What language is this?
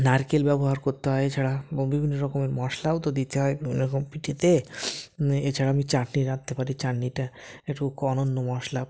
Bangla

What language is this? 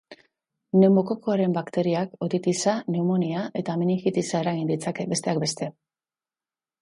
Basque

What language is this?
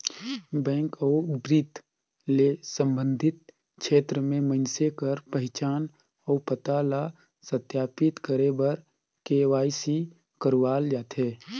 Chhattisgarhi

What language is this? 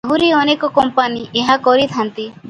Odia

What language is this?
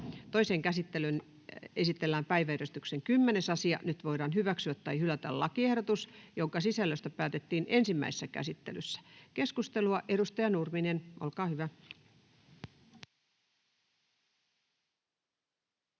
Finnish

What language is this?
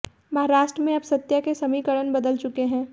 Hindi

